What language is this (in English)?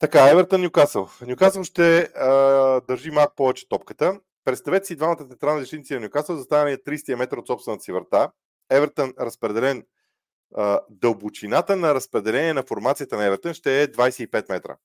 Bulgarian